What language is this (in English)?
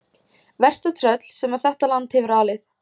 Icelandic